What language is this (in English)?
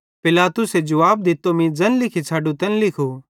Bhadrawahi